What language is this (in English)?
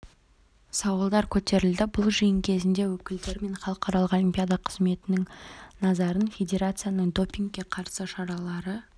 Kazakh